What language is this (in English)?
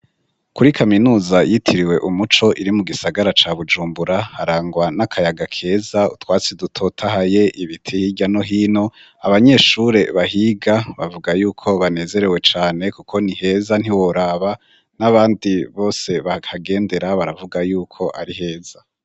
Rundi